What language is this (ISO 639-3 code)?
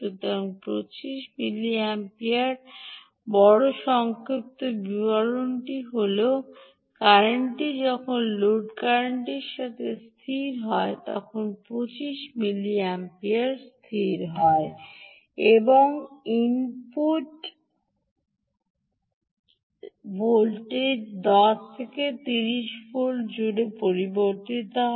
ben